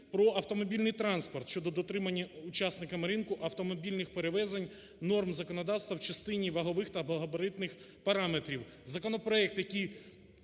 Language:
Ukrainian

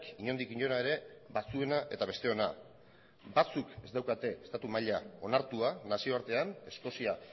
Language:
Basque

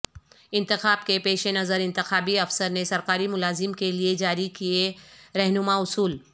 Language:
Urdu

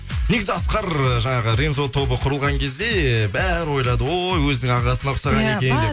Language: Kazakh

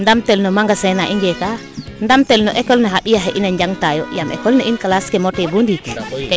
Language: Serer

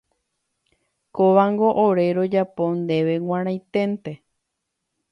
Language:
Guarani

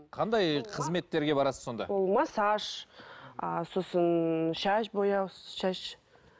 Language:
Kazakh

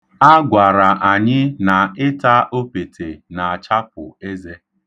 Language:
Igbo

